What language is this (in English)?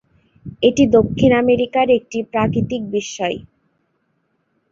Bangla